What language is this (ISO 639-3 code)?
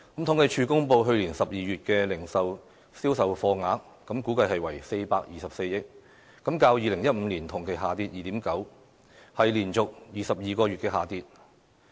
yue